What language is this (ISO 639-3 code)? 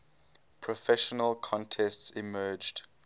eng